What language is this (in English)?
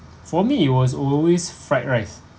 English